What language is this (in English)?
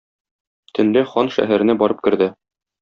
Tatar